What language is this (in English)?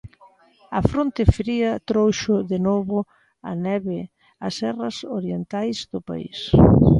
Galician